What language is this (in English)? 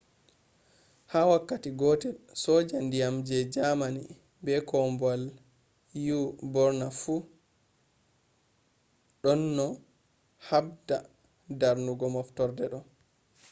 Fula